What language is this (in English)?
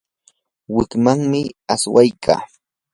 Yanahuanca Pasco Quechua